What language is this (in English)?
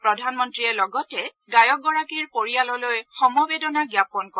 Assamese